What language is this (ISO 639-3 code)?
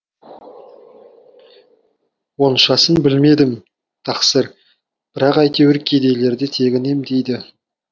kaz